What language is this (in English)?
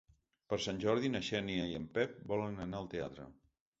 Catalan